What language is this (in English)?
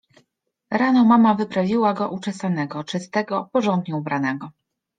Polish